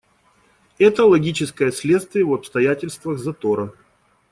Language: Russian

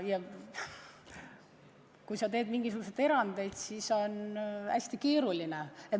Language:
Estonian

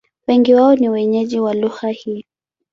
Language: Swahili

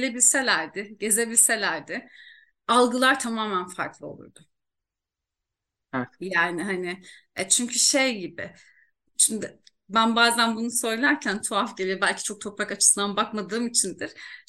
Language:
Turkish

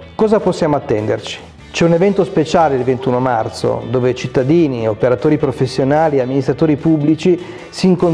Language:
Italian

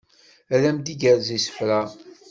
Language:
Kabyle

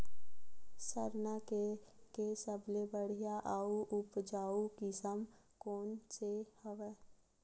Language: Chhattisgarhi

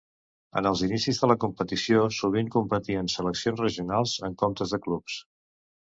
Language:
Catalan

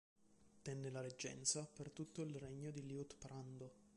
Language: Italian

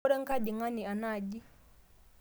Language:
Masai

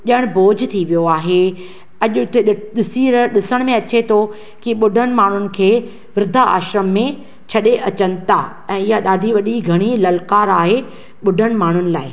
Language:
Sindhi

